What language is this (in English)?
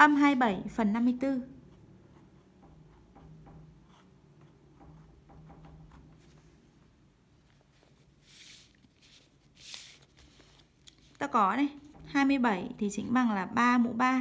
Vietnamese